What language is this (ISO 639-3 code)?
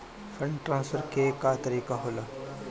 bho